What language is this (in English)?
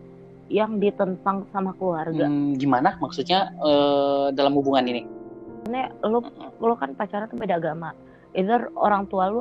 Indonesian